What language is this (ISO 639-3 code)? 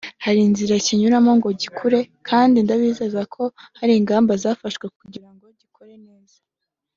kin